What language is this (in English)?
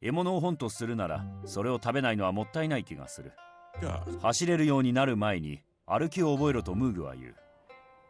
Japanese